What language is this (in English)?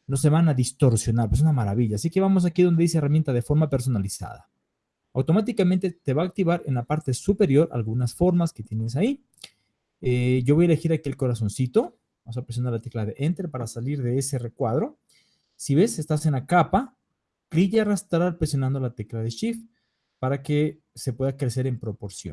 Spanish